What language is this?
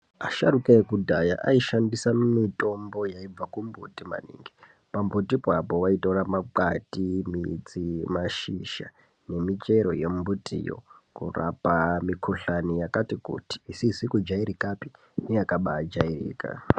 Ndau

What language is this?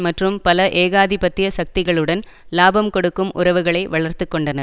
Tamil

